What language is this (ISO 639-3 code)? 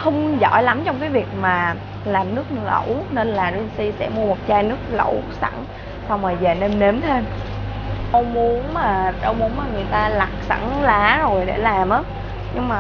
vie